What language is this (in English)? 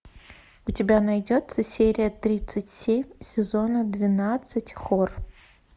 Russian